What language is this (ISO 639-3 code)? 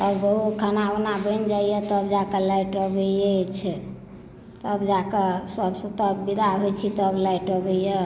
mai